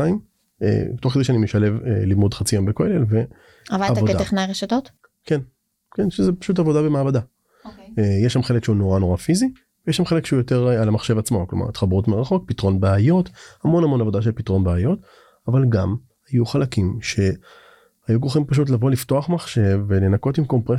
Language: Hebrew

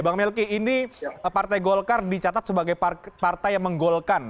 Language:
Indonesian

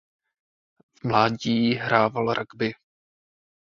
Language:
Czech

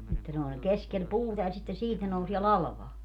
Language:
Finnish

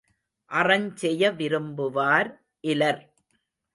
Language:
Tamil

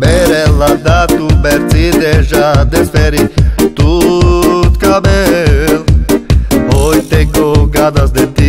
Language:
Romanian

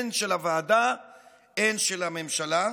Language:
Hebrew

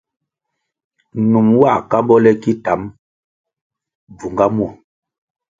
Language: Kwasio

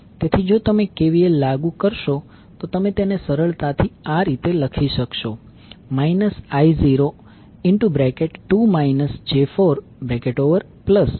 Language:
Gujarati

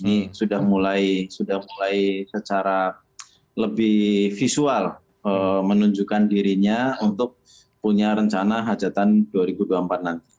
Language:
Indonesian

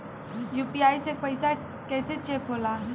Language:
Bhojpuri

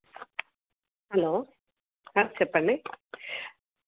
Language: Telugu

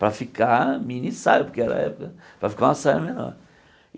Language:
Portuguese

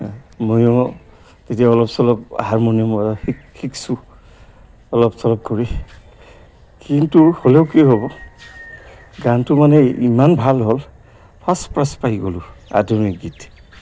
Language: Assamese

